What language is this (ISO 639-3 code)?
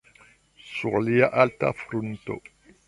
epo